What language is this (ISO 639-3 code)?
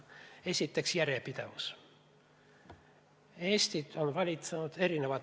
est